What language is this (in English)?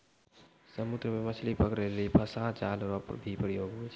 Maithili